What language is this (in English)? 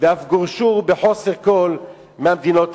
Hebrew